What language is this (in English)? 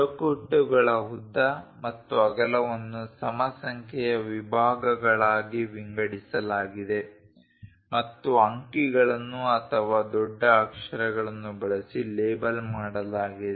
Kannada